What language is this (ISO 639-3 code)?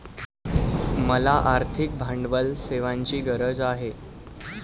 mar